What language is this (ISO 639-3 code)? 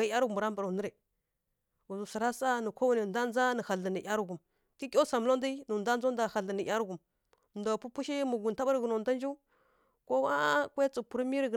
fkk